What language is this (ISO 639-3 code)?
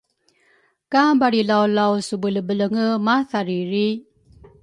dru